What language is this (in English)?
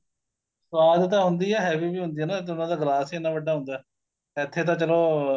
Punjabi